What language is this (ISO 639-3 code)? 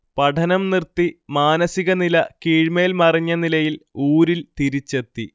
mal